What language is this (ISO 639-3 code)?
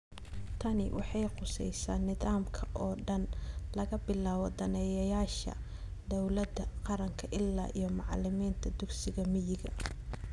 som